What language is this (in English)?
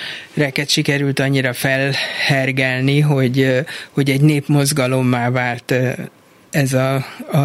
Hungarian